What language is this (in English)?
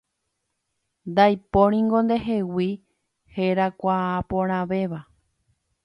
Guarani